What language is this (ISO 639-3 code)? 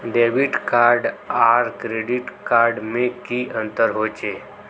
mag